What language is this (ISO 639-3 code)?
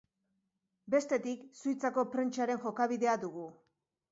eus